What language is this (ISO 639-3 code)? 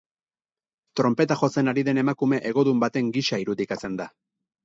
eus